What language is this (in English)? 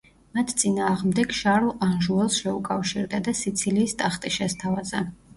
Georgian